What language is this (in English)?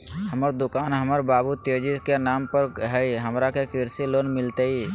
Magahi